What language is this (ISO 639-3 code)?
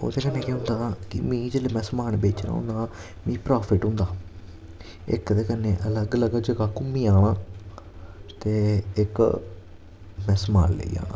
doi